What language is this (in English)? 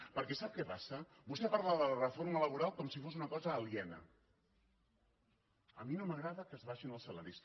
Catalan